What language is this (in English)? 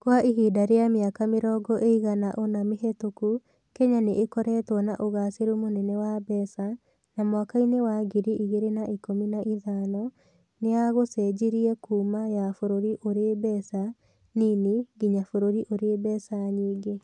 Kikuyu